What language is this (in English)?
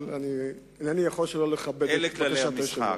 Hebrew